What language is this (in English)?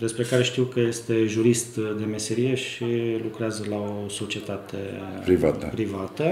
Romanian